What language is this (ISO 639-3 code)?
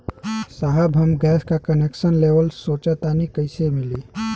bho